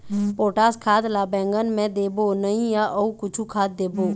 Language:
Chhattisgarhi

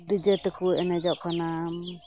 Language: Santali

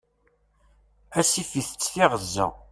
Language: Kabyle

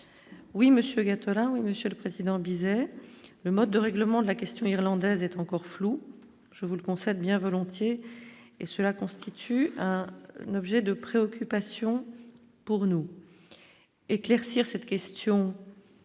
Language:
French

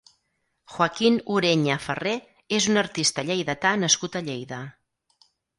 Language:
Catalan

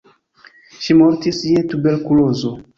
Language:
Esperanto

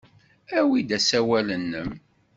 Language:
Kabyle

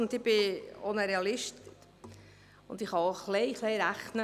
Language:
Swiss German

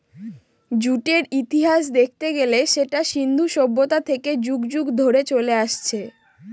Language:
Bangla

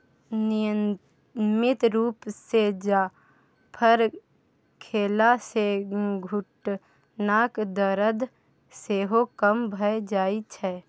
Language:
Maithili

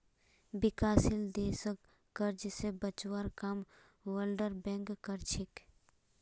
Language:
Magahi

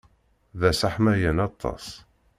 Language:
Kabyle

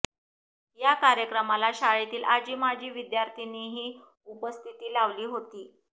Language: Marathi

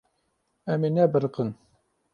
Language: Kurdish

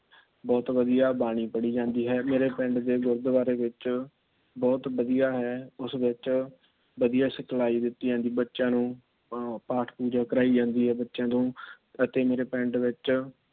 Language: Punjabi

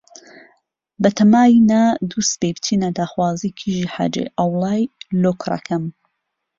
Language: Central Kurdish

